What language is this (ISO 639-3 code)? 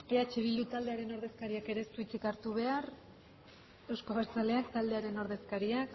eus